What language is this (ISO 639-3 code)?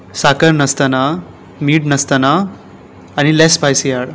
kok